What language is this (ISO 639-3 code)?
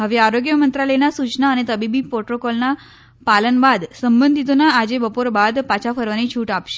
guj